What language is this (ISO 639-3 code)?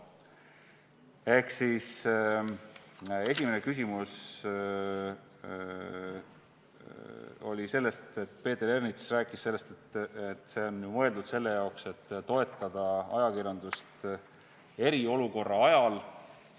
est